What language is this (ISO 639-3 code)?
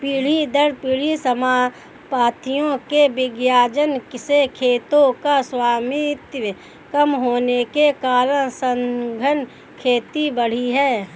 hin